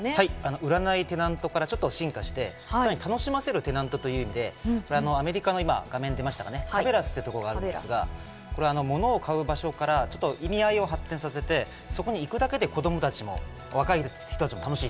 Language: Japanese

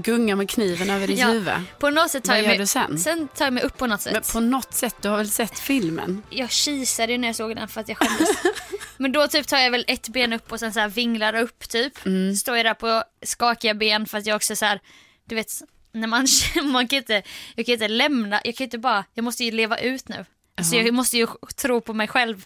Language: Swedish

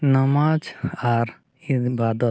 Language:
Santali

